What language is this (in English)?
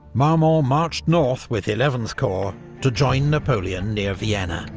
English